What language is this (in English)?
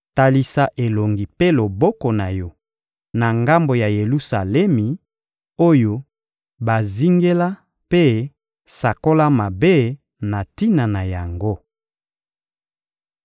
Lingala